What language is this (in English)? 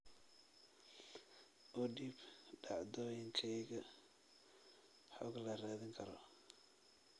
Somali